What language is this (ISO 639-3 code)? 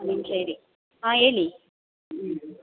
kan